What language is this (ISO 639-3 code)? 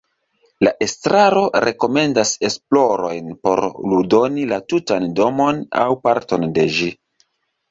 epo